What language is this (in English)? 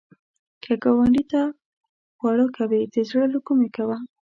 Pashto